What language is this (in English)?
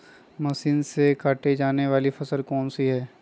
Magahi